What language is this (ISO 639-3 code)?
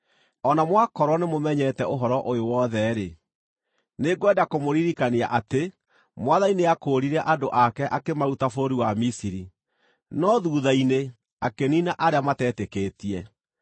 kik